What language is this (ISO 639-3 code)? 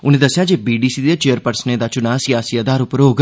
doi